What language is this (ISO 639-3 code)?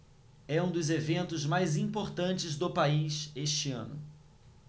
por